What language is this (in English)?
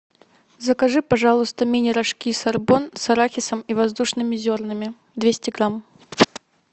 Russian